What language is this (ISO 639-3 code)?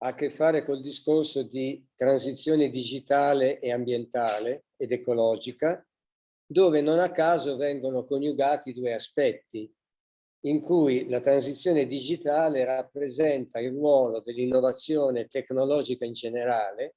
ita